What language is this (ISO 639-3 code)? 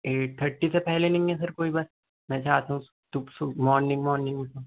urd